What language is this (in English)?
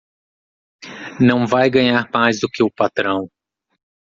Portuguese